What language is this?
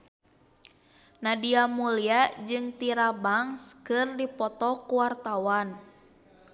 Sundanese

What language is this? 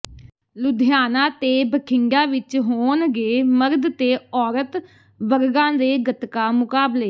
Punjabi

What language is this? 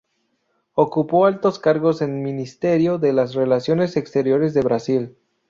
Spanish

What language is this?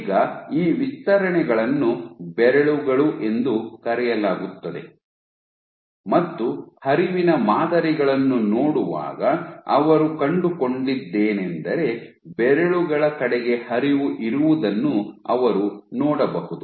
Kannada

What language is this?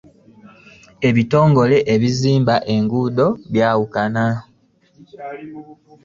Ganda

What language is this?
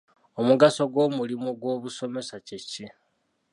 Ganda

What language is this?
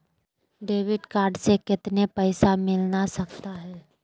Magahi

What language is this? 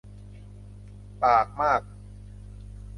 Thai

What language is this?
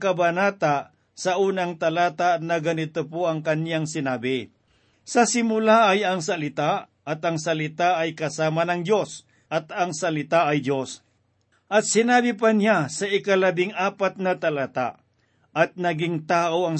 Filipino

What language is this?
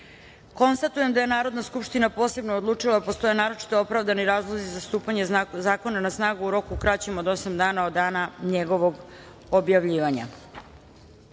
Serbian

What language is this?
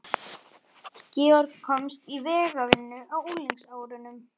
Icelandic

